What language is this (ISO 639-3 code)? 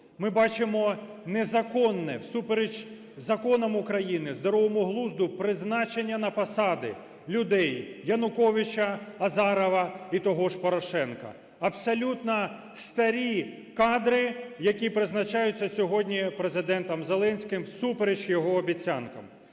ukr